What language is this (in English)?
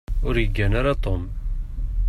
Kabyle